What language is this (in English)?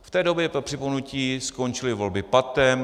Czech